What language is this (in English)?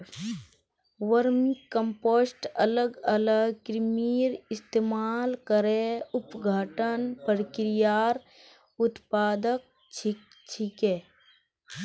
Magahi